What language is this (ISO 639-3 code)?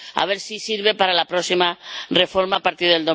spa